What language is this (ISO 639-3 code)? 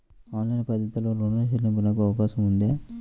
tel